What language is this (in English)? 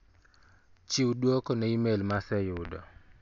Luo (Kenya and Tanzania)